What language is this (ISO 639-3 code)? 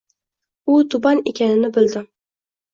uzb